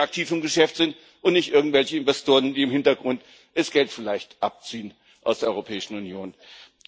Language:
German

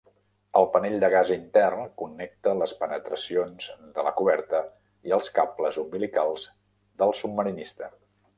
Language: Catalan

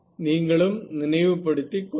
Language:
Tamil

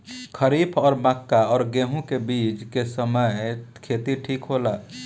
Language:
Bhojpuri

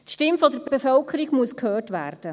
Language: Swiss German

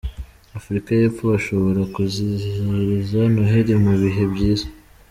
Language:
Kinyarwanda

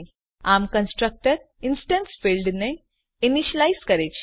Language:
Gujarati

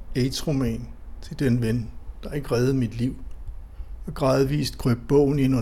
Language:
Danish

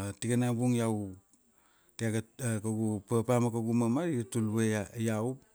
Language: Kuanua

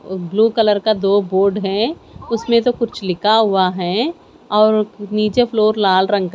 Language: Hindi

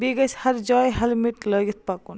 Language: Kashmiri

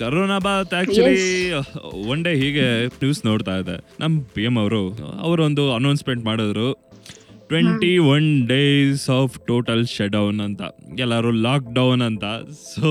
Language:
Kannada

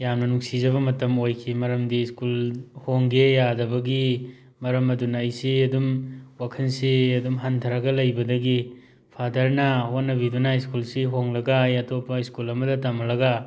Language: Manipuri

